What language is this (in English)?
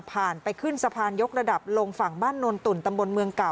Thai